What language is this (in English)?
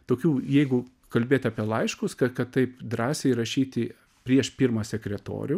Lithuanian